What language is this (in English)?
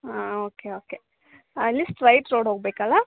Kannada